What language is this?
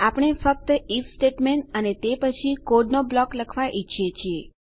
Gujarati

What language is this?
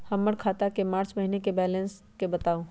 Magahi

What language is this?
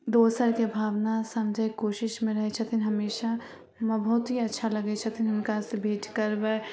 Maithili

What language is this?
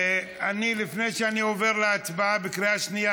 Hebrew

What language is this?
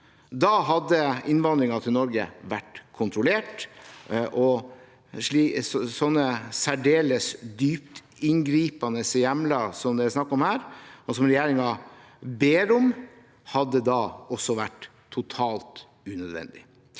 Norwegian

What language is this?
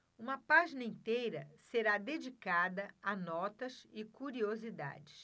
Portuguese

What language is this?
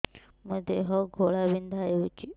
Odia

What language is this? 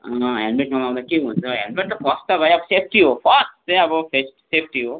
Nepali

